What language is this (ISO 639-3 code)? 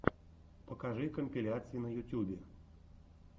rus